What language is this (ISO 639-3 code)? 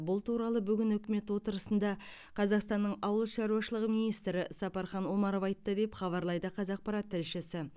kaz